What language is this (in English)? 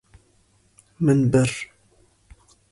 Kurdish